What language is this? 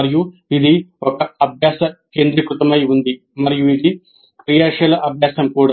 Telugu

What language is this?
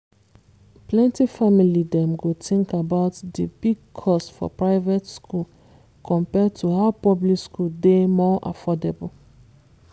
Nigerian Pidgin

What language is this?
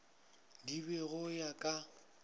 Northern Sotho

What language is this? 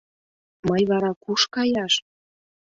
Mari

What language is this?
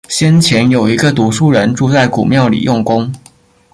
Chinese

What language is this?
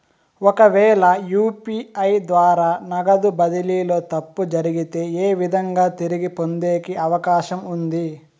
Telugu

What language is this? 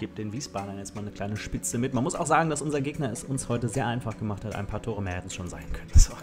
German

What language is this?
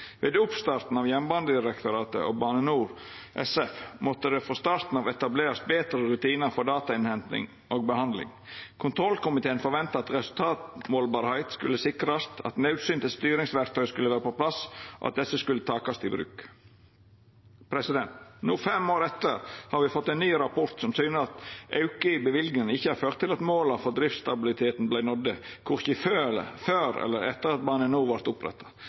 Norwegian Nynorsk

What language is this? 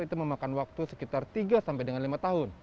Indonesian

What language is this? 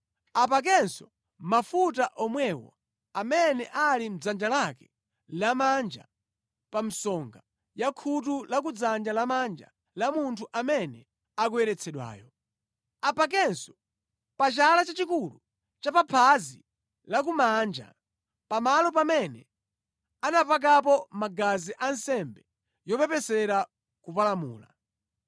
Nyanja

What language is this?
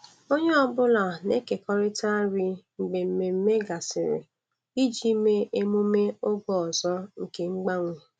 Igbo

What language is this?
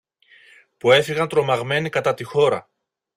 Greek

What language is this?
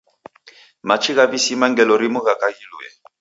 Taita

